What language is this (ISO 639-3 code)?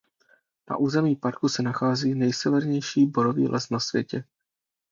ces